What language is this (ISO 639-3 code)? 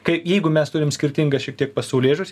lit